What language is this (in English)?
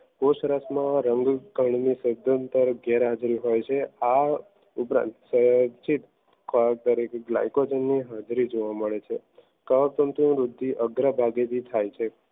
Gujarati